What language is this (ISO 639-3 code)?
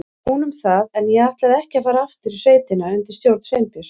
isl